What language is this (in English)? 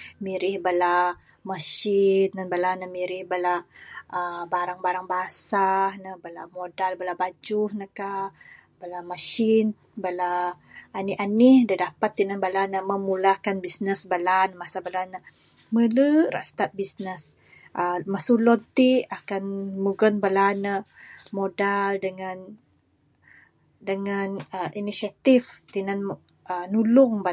Bukar-Sadung Bidayuh